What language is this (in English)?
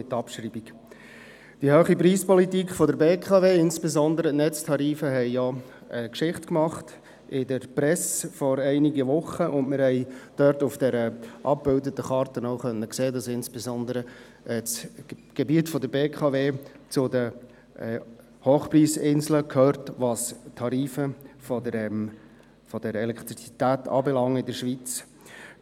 Swiss German